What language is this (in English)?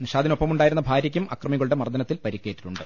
Malayalam